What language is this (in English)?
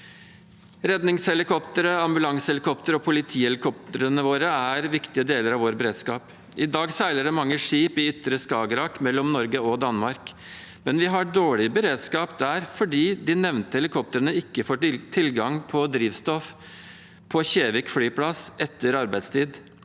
Norwegian